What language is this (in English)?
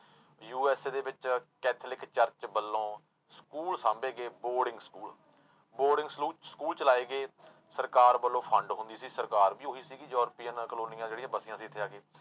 Punjabi